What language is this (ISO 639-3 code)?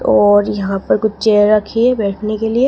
hin